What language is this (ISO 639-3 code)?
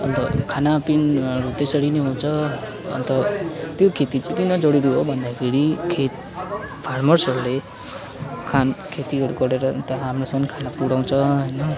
nep